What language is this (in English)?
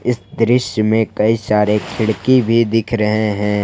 Hindi